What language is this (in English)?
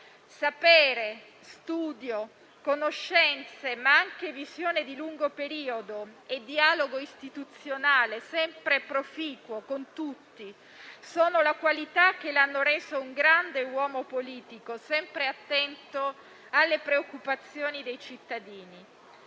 Italian